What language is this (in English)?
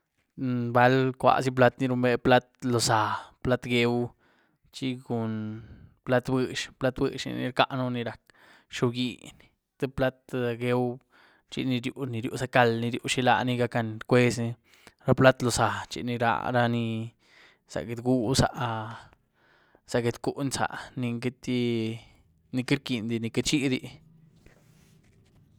Güilá Zapotec